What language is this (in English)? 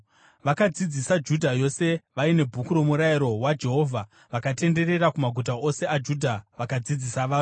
Shona